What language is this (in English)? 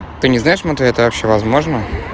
Russian